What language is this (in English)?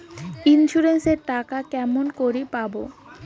Bangla